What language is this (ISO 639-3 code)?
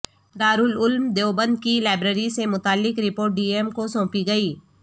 urd